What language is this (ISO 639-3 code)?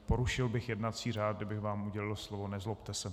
ces